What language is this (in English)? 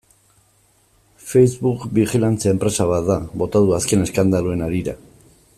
Basque